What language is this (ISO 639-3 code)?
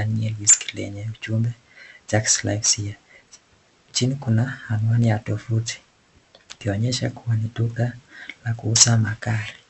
swa